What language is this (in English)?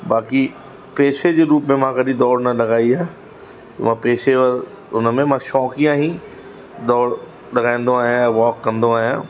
Sindhi